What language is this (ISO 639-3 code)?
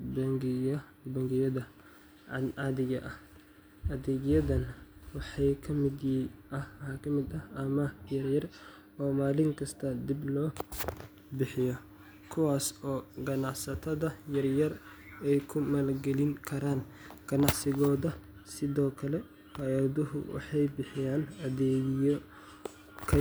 som